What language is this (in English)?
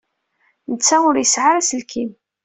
Kabyle